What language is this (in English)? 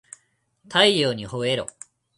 Japanese